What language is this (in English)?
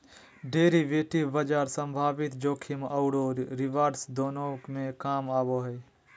Magahi